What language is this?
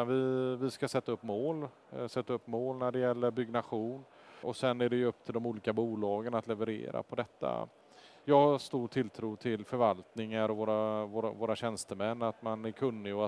Swedish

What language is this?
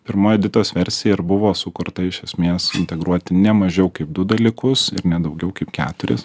Lithuanian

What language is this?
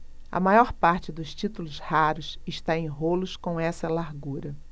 Portuguese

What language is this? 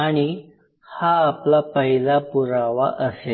Marathi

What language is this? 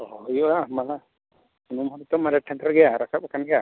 Santali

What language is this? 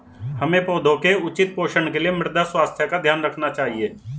Hindi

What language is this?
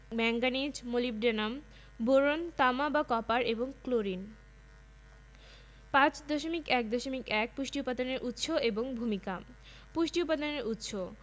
Bangla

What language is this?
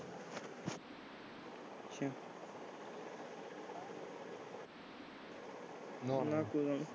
Punjabi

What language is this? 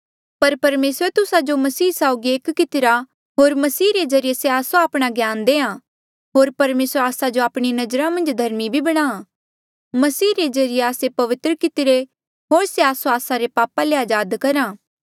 Mandeali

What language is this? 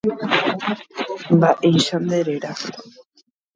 Guarani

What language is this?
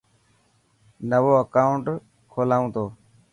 Dhatki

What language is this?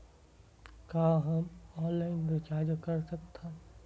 Chhattisgarhi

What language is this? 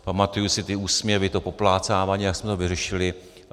Czech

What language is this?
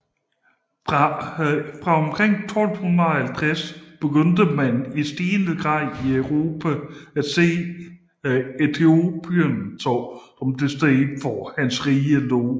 Danish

